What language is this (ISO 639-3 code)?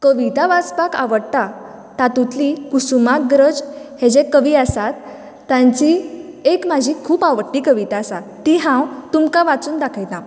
kok